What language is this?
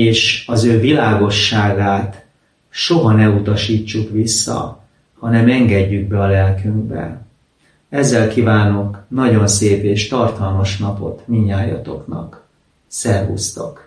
Hungarian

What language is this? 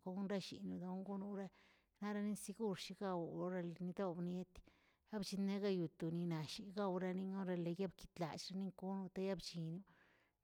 Tilquiapan Zapotec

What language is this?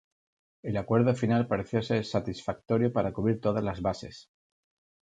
Spanish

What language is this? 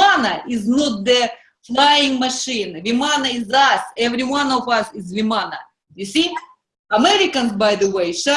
English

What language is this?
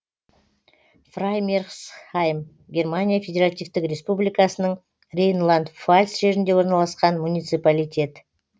Kazakh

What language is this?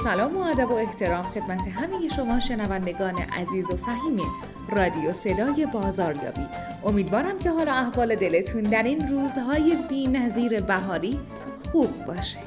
Persian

